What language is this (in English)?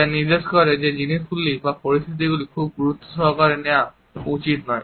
Bangla